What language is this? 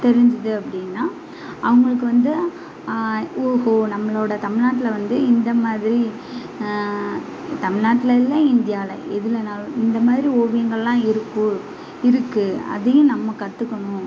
Tamil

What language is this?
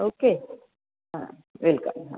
Marathi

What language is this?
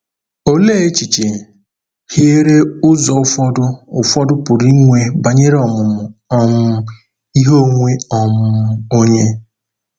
Igbo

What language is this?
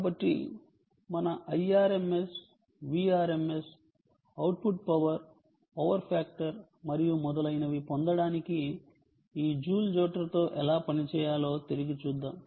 Telugu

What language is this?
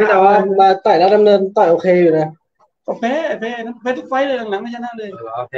Thai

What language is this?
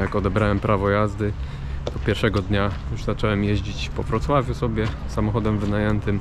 Polish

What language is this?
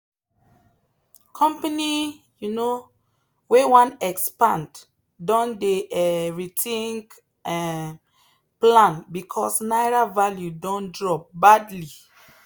Nigerian Pidgin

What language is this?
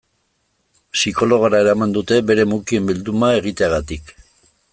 Basque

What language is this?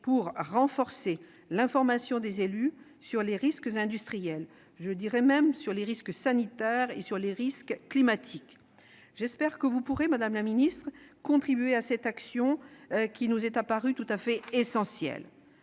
French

